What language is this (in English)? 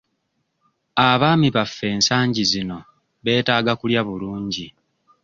Ganda